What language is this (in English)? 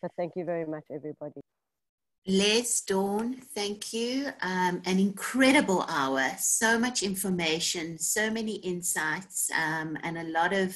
English